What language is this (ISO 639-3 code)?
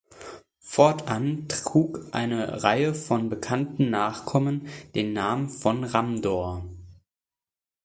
deu